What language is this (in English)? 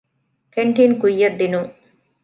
Divehi